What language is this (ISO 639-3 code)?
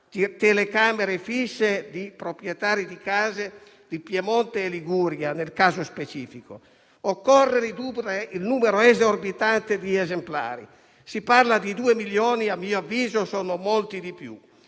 ita